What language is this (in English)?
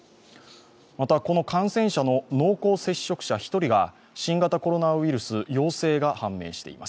Japanese